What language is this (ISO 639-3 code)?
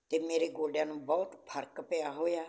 pan